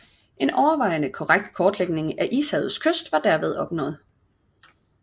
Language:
Danish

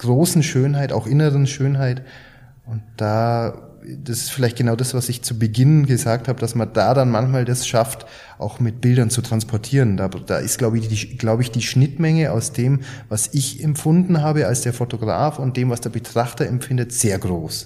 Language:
German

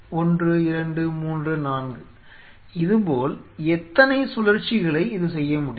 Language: Tamil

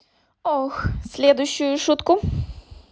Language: Russian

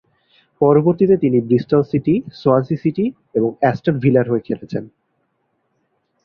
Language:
Bangla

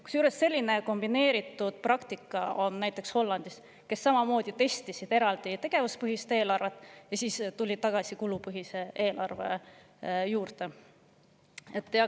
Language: Estonian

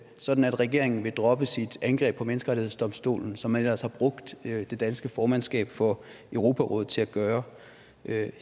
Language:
Danish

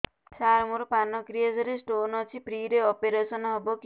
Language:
Odia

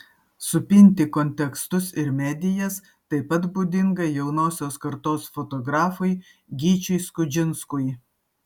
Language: Lithuanian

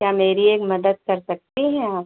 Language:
Hindi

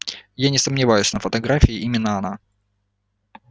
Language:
Russian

